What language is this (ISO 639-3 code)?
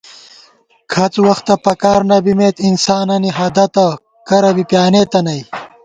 gwt